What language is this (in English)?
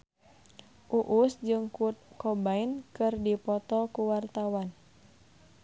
Sundanese